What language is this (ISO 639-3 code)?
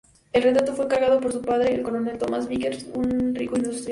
spa